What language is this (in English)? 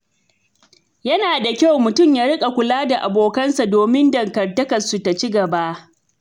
Hausa